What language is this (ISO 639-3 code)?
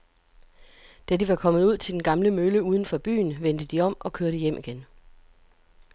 dan